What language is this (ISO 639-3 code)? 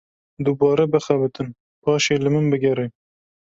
kur